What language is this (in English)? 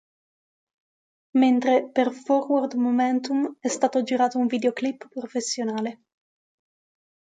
Italian